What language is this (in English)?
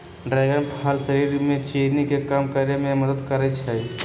Magahi